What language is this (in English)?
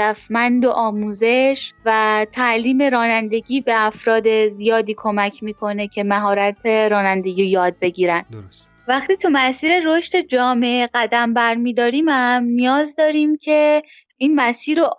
Persian